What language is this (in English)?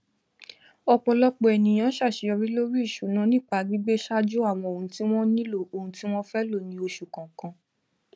Yoruba